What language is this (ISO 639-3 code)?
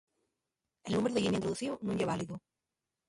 ast